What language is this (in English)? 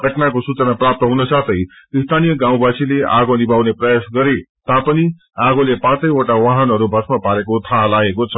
Nepali